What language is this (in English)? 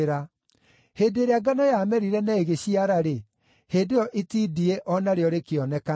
Kikuyu